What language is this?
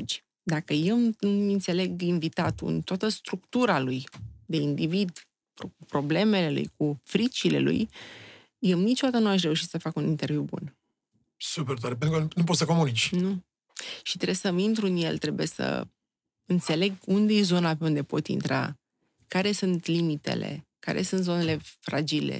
Romanian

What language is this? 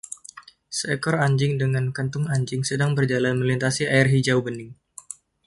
Indonesian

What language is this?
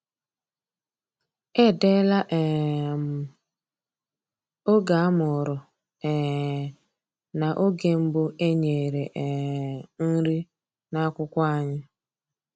Igbo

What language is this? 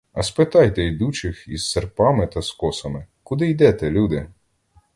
Ukrainian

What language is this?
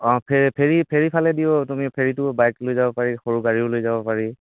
Assamese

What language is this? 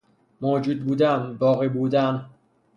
Persian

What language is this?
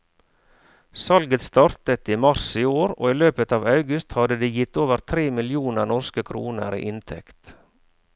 Norwegian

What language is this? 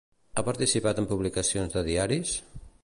Catalan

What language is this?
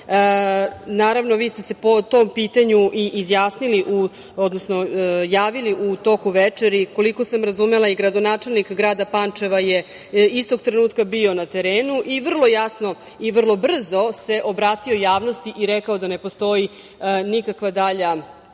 Serbian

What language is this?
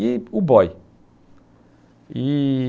Portuguese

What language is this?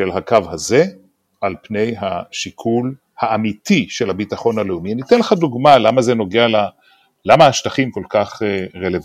Hebrew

